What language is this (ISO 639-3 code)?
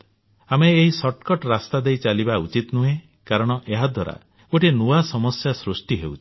ori